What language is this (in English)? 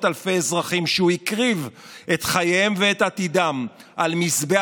Hebrew